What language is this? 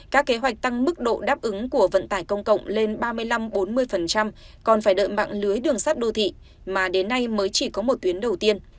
Vietnamese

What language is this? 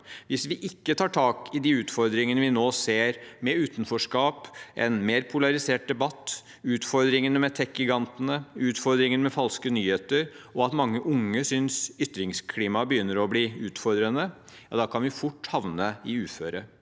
Norwegian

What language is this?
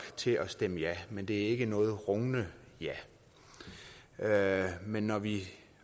Danish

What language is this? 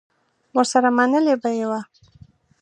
Pashto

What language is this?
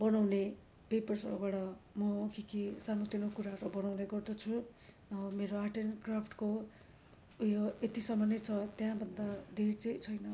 Nepali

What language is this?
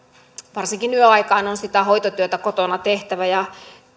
Finnish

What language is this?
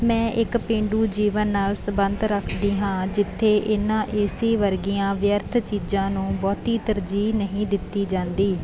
Punjabi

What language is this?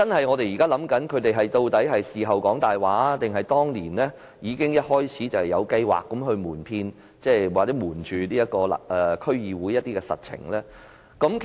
Cantonese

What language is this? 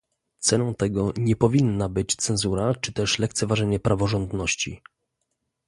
Polish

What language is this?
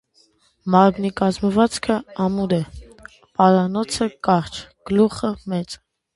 Armenian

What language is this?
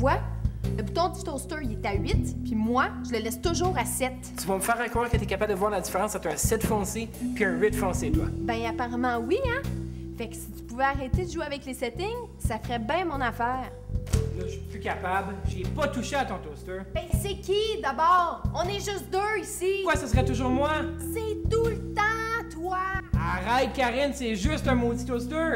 French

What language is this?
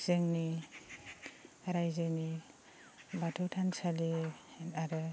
Bodo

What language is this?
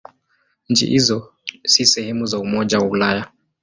Swahili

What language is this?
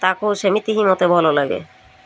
Odia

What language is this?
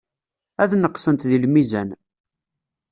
Kabyle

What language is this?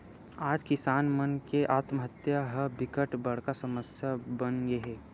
Chhattisgarhi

